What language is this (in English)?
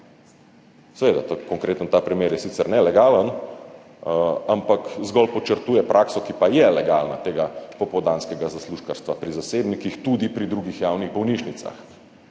Slovenian